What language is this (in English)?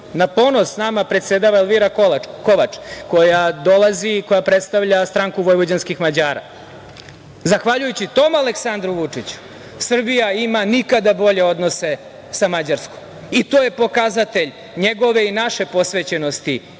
Serbian